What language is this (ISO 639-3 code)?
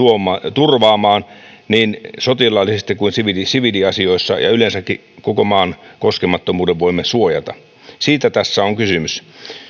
fin